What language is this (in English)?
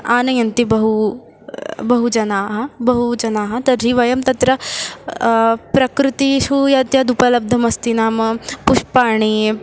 Sanskrit